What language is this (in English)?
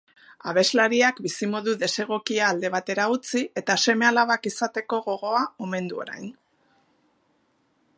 Basque